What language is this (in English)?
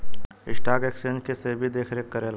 Bhojpuri